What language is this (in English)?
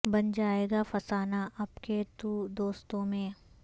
Urdu